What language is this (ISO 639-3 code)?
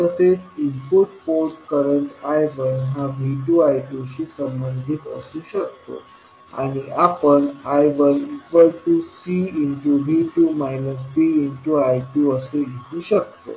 mar